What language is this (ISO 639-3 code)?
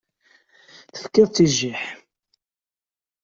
kab